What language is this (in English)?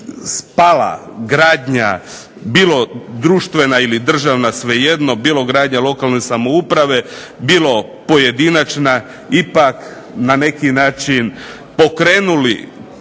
Croatian